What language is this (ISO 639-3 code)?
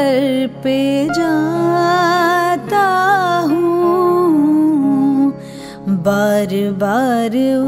urd